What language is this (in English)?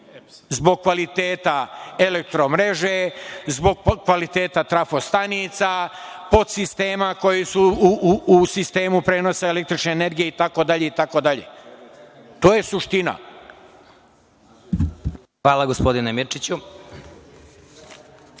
Serbian